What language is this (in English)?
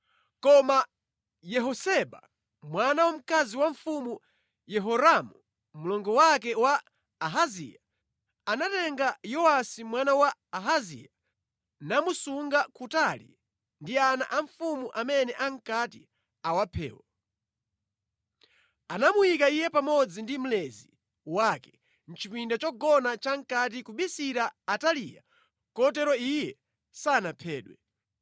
Nyanja